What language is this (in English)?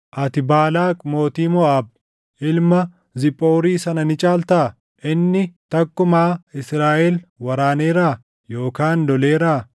Oromo